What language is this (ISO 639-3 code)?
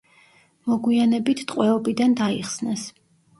kat